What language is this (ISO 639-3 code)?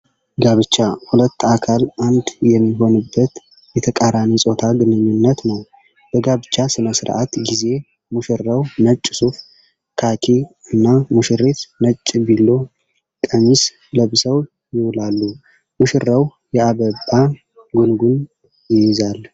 amh